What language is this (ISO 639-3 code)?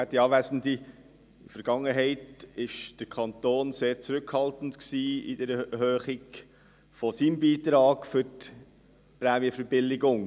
gsw